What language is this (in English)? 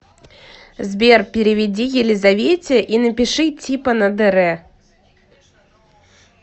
Russian